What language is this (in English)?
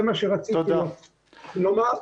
Hebrew